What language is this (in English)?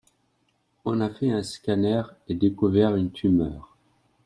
French